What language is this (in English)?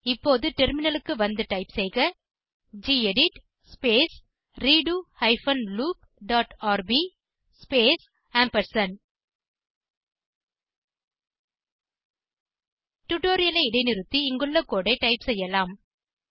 Tamil